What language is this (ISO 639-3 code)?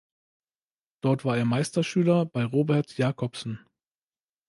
deu